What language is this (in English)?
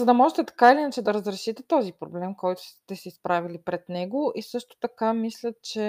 Bulgarian